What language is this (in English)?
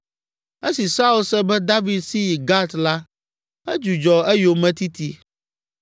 Ewe